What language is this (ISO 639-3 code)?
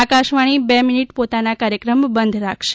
guj